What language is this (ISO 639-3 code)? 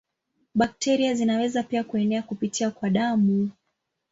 swa